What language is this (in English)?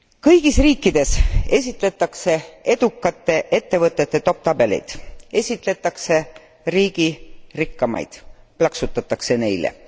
Estonian